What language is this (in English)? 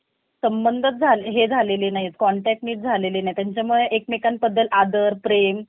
Marathi